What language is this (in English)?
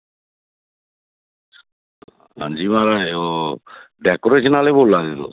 Dogri